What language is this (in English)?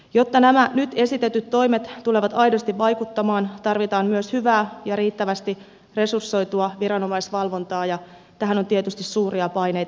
Finnish